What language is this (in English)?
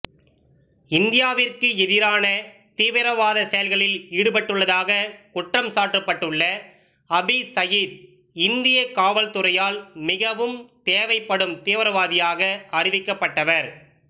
Tamil